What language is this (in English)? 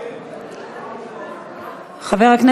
Hebrew